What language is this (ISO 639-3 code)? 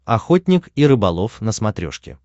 rus